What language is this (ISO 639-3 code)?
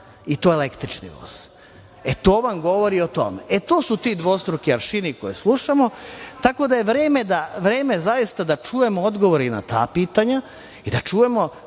srp